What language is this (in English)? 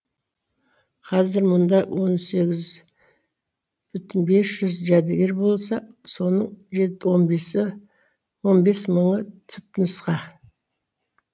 Kazakh